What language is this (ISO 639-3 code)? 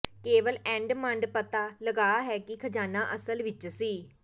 pan